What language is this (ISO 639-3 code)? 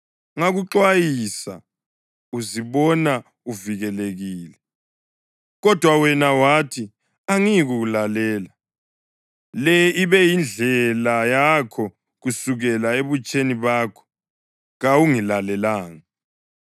nde